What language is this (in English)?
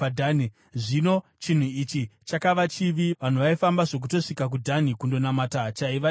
Shona